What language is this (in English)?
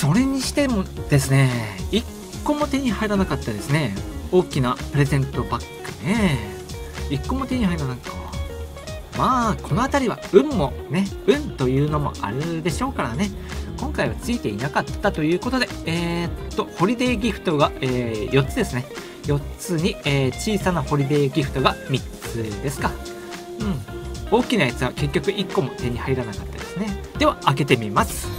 Japanese